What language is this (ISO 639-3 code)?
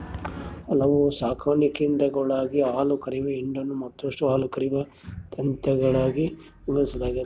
kan